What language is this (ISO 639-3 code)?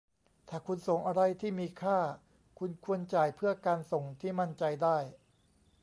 tha